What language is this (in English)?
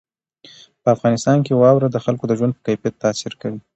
Pashto